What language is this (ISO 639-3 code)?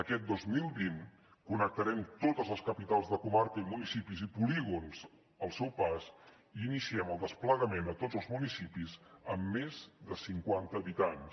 cat